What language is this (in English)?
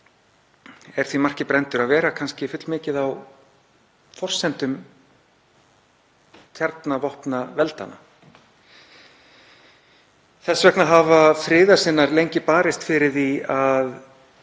Icelandic